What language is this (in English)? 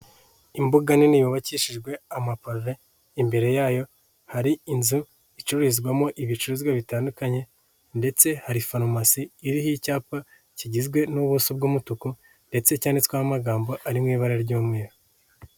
Kinyarwanda